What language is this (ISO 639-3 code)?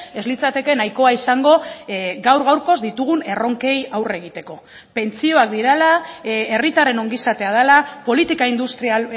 eus